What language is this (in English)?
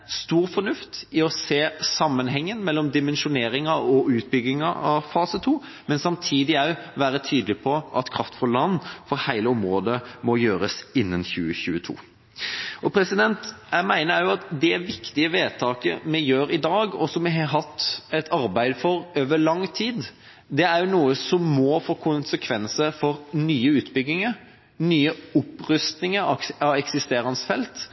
Norwegian Bokmål